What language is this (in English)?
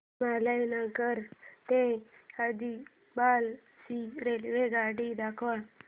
Marathi